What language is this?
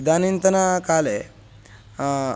Sanskrit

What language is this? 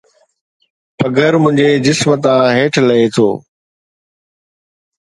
Sindhi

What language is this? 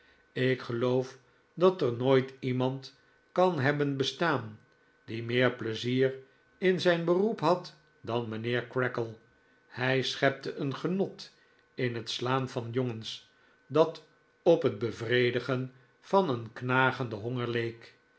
Dutch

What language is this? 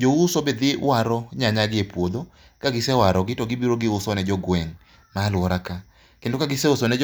Luo (Kenya and Tanzania)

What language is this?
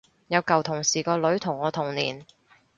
Cantonese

